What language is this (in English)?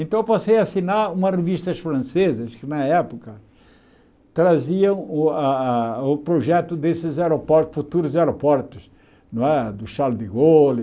Portuguese